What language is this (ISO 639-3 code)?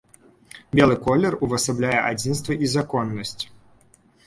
bel